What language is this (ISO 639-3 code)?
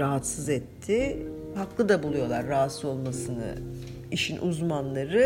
tur